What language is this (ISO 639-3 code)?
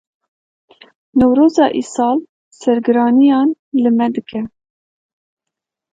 kur